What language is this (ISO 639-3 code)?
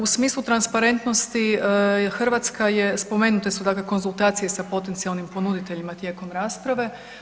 hrv